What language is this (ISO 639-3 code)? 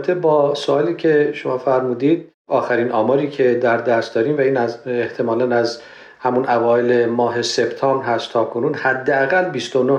fas